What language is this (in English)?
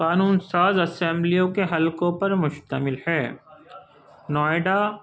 Urdu